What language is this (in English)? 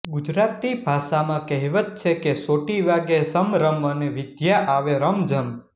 Gujarati